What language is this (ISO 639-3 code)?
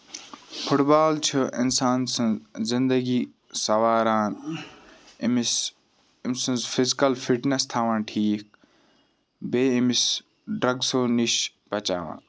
kas